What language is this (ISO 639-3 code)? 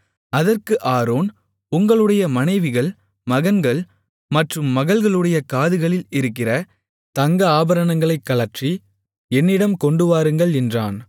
tam